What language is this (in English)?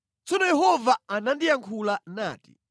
Nyanja